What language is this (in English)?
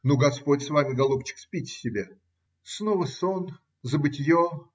Russian